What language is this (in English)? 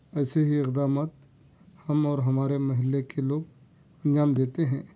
Urdu